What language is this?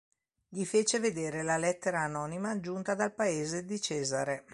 Italian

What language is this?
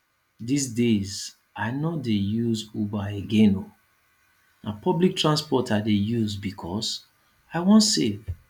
Nigerian Pidgin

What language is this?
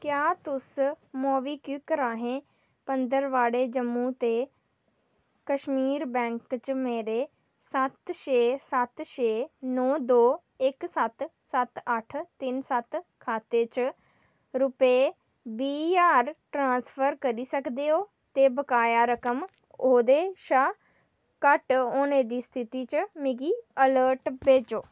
Dogri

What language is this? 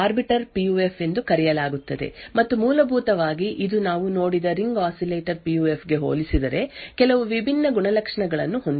Kannada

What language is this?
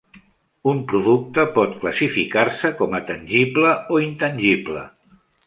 Catalan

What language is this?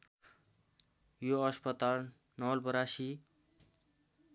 Nepali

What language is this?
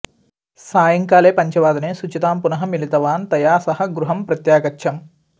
Sanskrit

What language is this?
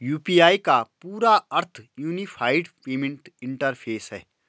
Hindi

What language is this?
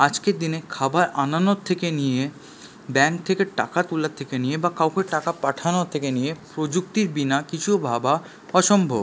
Bangla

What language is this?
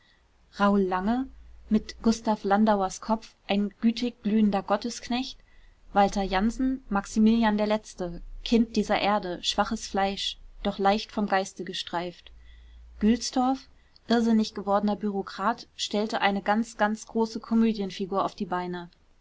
German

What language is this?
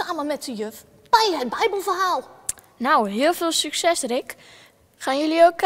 Dutch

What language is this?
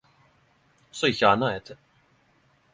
Norwegian Nynorsk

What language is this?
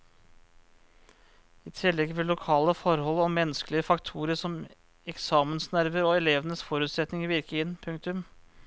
Norwegian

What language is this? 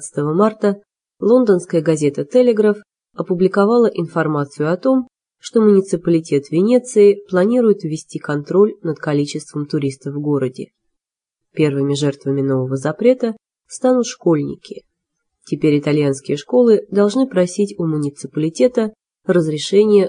Russian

